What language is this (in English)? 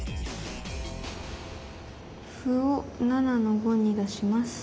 Japanese